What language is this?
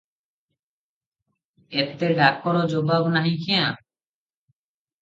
Odia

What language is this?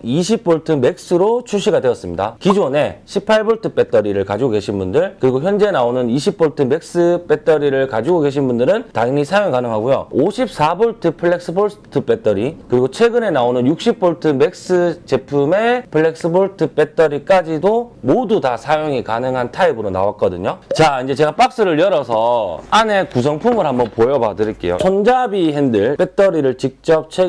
Korean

